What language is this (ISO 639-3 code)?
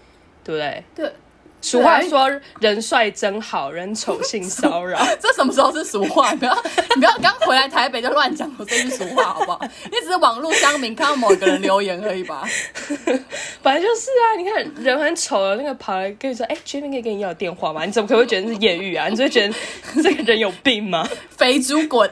zho